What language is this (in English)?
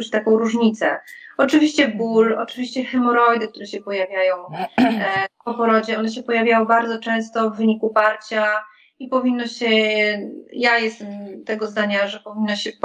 Polish